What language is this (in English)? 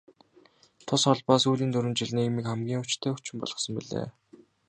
Mongolian